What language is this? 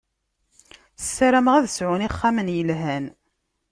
Kabyle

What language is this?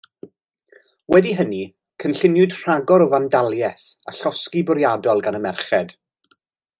Welsh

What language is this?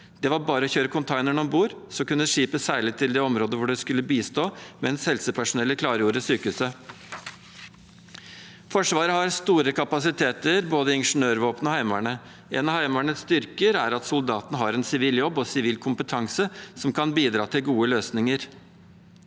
Norwegian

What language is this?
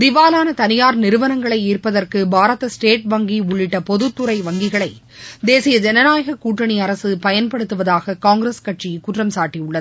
Tamil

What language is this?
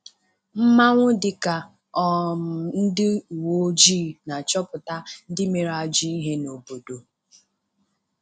Igbo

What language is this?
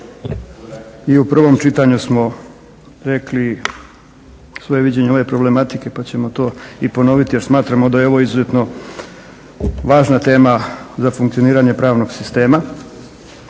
Croatian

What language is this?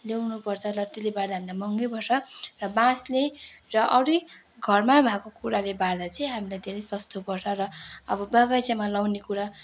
Nepali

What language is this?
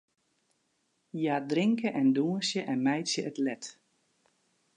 Western Frisian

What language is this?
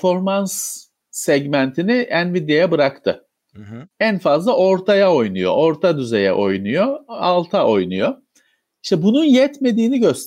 Turkish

